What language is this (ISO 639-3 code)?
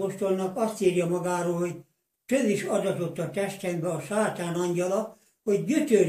hun